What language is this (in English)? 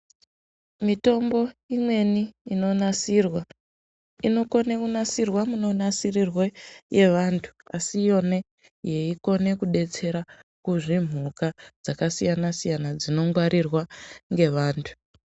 Ndau